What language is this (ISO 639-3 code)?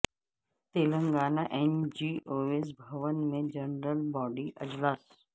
urd